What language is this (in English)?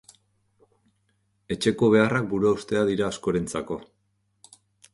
Basque